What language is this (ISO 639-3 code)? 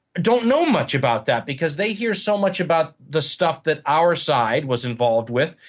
eng